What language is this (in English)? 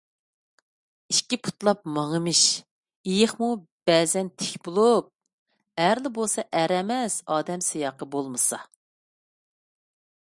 Uyghur